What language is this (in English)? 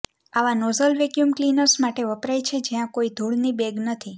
Gujarati